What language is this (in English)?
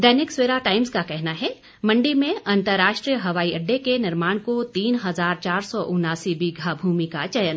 Hindi